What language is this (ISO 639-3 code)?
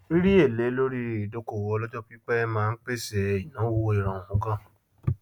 yor